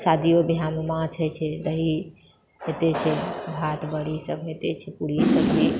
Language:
Maithili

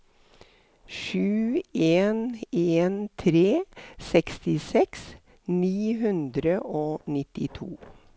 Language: Norwegian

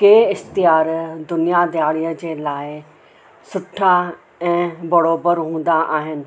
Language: Sindhi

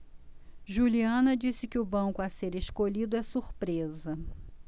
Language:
Portuguese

